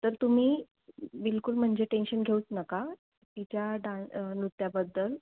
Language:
Marathi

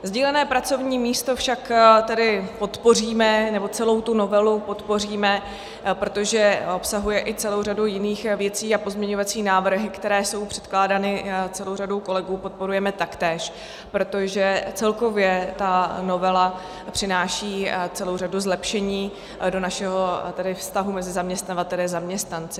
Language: Czech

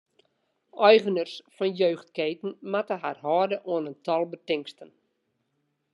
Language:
Western Frisian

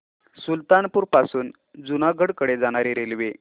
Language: Marathi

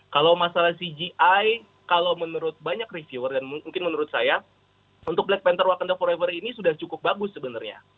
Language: Indonesian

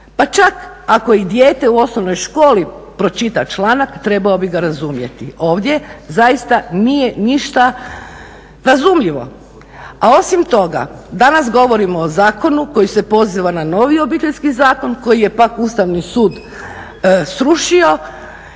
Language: Croatian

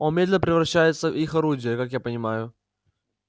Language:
Russian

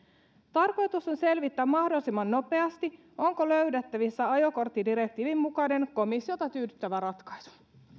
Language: Finnish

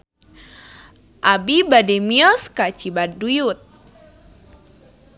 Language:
Sundanese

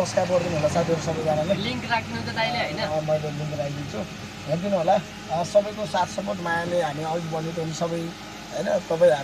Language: Indonesian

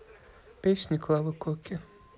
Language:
Russian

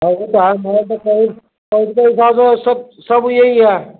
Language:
Sindhi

